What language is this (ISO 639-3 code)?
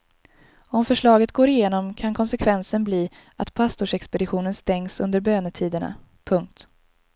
swe